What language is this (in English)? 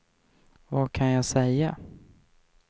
Swedish